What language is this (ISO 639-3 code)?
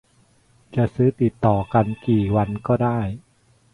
tha